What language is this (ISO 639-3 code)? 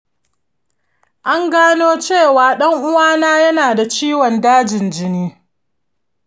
hau